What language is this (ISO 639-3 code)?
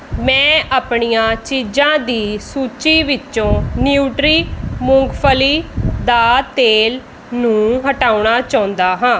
pan